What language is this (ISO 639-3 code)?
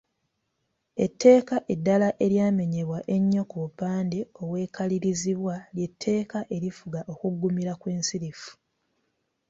lug